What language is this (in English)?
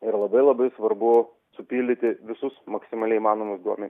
Lithuanian